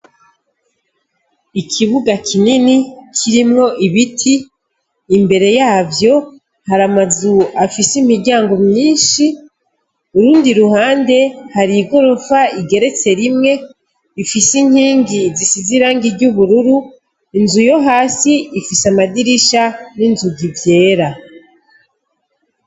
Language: Rundi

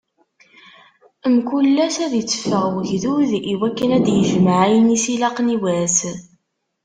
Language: Kabyle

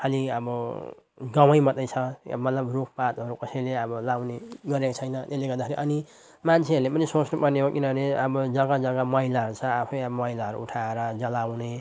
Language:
Nepali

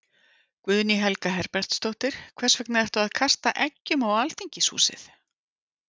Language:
Icelandic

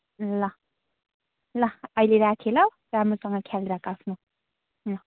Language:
Nepali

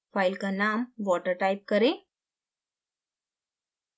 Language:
Hindi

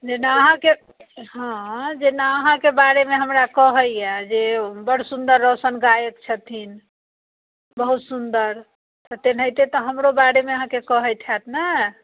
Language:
Maithili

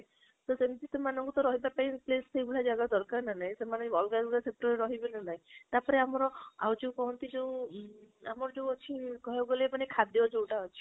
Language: Odia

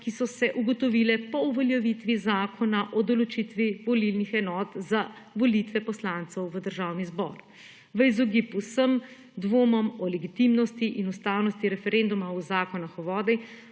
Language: Slovenian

